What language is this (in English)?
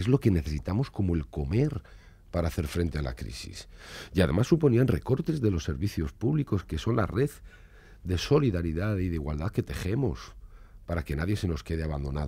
Spanish